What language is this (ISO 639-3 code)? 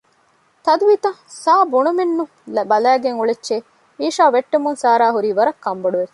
div